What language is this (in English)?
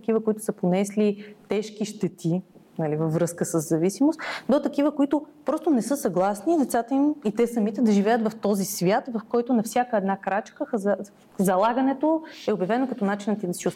Bulgarian